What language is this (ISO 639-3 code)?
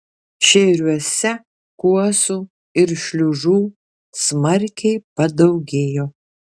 lit